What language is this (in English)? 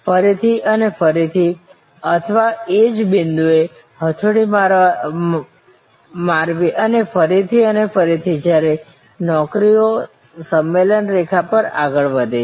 Gujarati